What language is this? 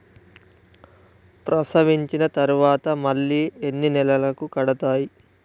Telugu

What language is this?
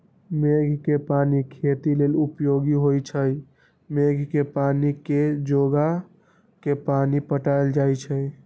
Magahi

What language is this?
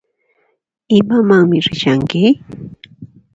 Puno Quechua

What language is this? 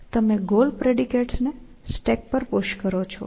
Gujarati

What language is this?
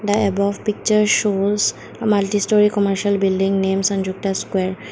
English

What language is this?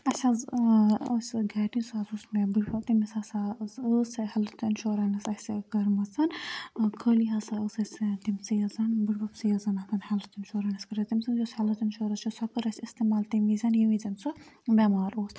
Kashmiri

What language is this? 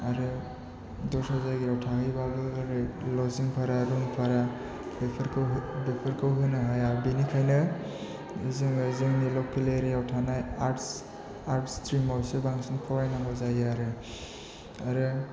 Bodo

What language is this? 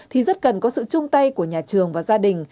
Vietnamese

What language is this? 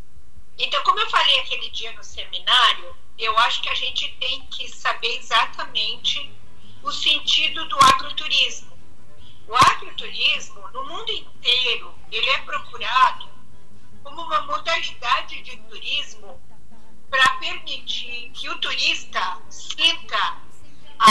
Portuguese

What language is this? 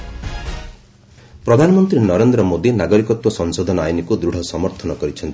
Odia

